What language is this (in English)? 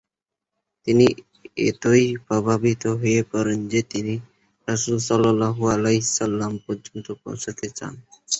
Bangla